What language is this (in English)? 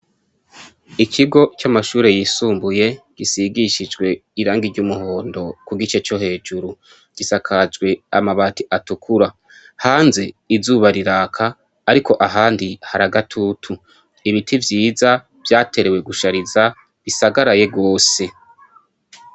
Rundi